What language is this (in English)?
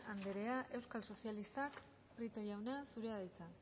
Basque